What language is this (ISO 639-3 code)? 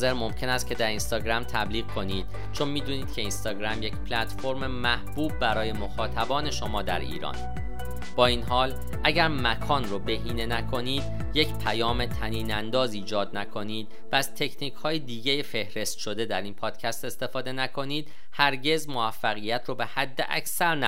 fas